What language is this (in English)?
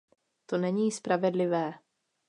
Czech